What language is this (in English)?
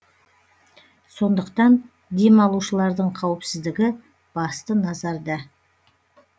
Kazakh